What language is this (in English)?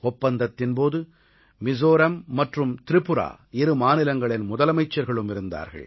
Tamil